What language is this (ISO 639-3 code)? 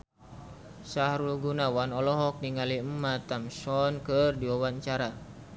sun